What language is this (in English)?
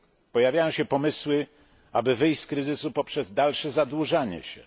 Polish